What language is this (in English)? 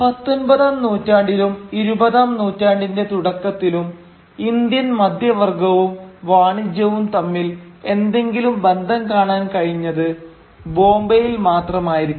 Malayalam